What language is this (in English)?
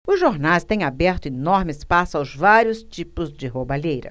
Portuguese